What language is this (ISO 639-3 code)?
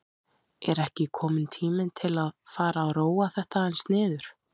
isl